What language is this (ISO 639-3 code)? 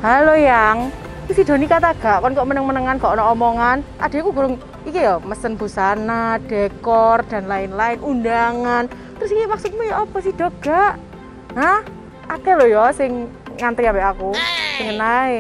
ind